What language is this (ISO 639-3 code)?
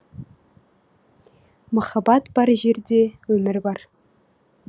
kaz